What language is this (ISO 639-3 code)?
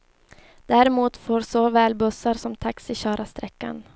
swe